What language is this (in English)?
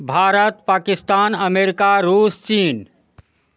Maithili